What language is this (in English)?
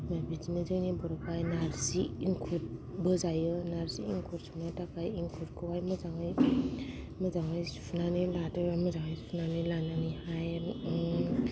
Bodo